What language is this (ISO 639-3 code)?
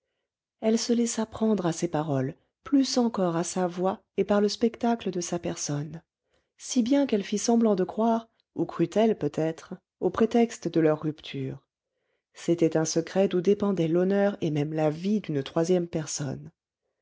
fra